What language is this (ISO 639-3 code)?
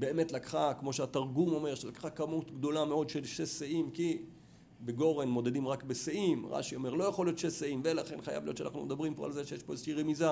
heb